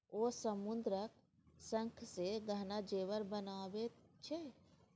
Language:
Maithili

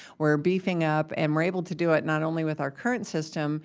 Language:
English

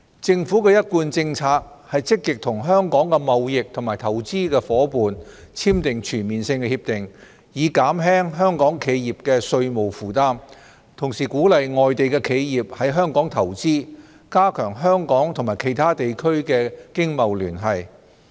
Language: Cantonese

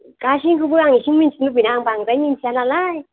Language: Bodo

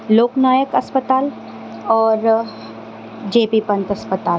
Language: Urdu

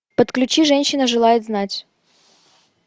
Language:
Russian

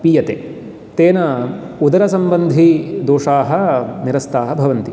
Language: Sanskrit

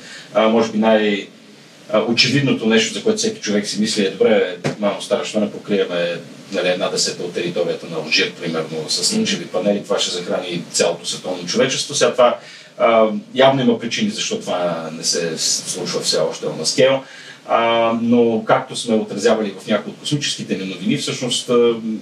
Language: Bulgarian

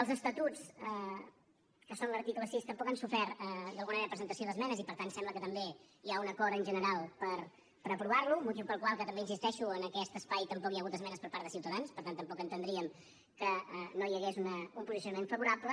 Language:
Catalan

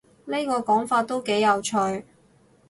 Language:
Cantonese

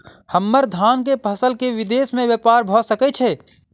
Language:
Maithili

